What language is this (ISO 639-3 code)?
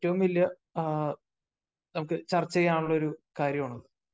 mal